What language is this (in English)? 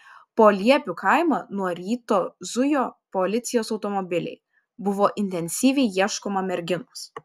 Lithuanian